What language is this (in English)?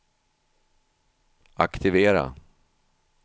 Swedish